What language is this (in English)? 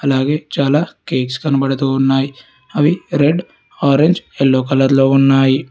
Telugu